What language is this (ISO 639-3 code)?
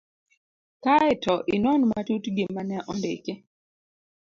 luo